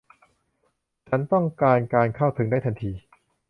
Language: Thai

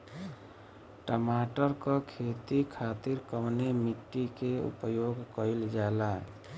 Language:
Bhojpuri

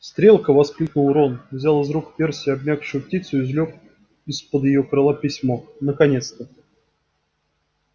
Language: Russian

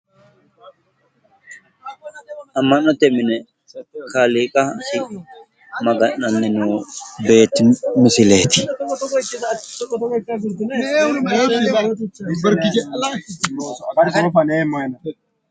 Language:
Sidamo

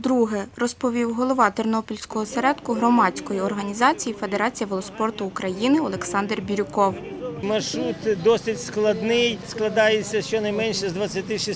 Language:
Ukrainian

